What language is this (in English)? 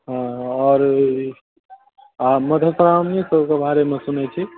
Maithili